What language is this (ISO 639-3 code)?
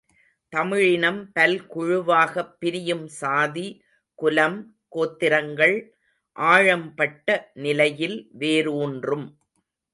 tam